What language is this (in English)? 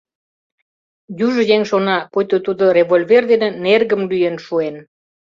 Mari